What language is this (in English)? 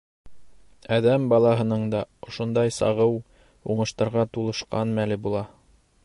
Bashkir